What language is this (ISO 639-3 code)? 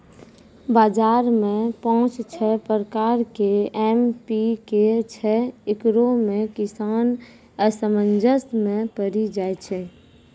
mai